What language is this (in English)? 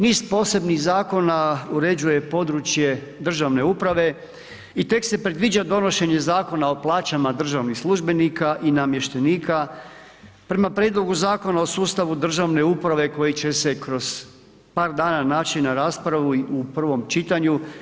Croatian